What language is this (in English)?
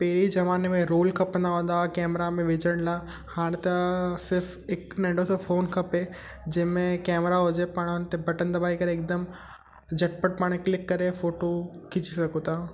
Sindhi